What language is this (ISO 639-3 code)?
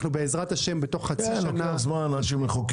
heb